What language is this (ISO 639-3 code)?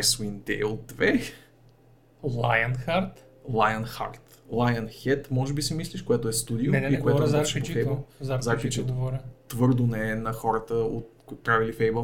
bul